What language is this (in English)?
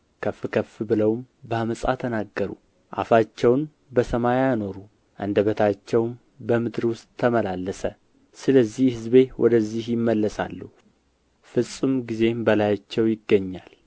Amharic